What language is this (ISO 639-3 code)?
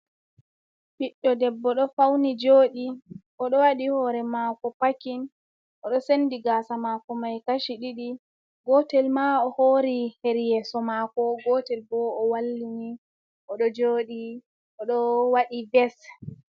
ful